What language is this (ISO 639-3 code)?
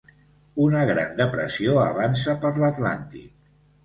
cat